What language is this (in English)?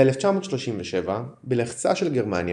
Hebrew